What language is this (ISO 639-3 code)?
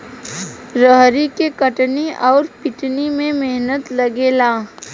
bho